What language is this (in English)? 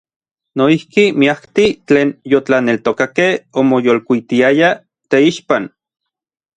Orizaba Nahuatl